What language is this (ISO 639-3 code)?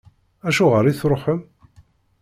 kab